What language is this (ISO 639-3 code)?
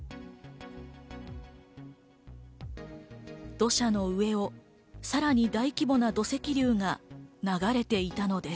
jpn